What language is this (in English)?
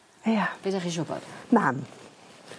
Welsh